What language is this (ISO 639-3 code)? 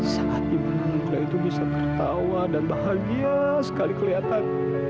ind